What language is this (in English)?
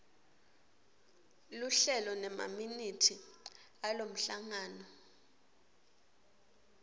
Swati